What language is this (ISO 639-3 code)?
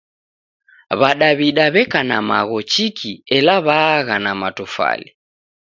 dav